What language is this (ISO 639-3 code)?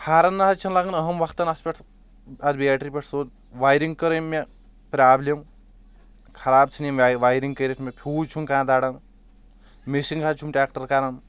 kas